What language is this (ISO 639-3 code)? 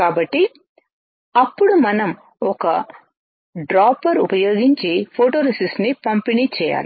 tel